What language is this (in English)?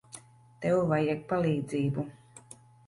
Latvian